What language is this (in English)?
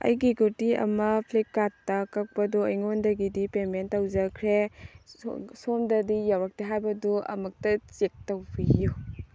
Manipuri